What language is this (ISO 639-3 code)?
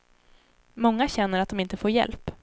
swe